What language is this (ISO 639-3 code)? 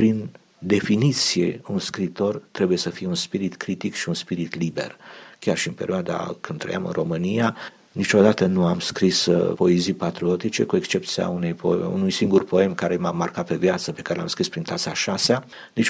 ron